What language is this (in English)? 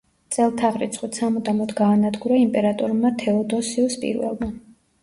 Georgian